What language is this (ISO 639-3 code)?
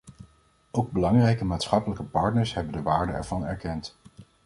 nld